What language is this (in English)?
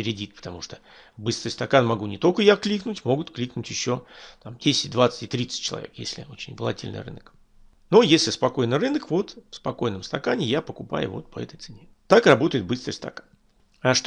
Russian